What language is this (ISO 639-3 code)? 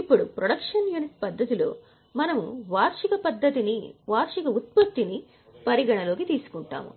tel